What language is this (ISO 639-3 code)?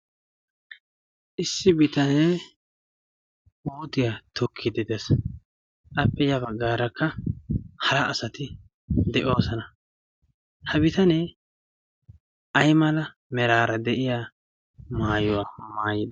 wal